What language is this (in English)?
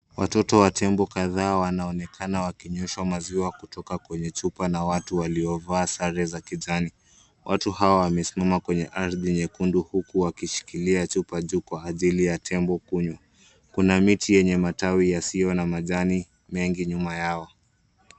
Swahili